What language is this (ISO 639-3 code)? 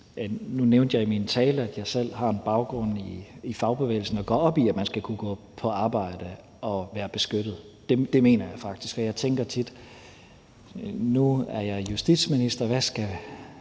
dan